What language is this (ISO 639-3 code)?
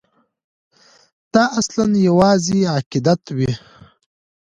pus